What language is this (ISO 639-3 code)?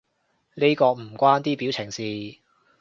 yue